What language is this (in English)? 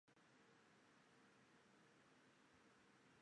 Chinese